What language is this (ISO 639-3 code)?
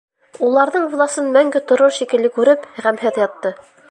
bak